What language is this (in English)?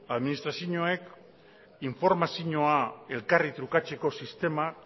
Basque